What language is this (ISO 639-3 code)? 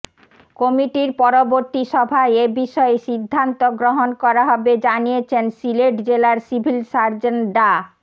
ben